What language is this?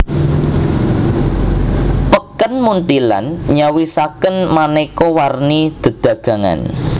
Javanese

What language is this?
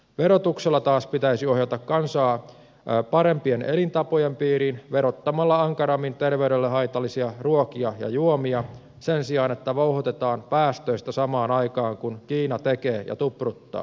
Finnish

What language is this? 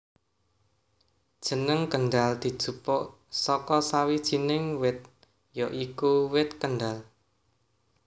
Javanese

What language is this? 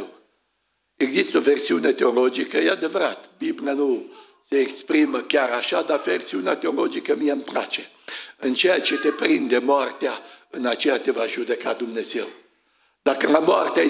Romanian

